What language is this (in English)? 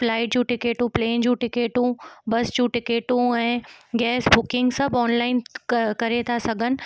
Sindhi